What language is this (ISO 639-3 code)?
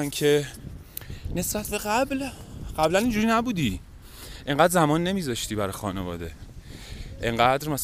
fas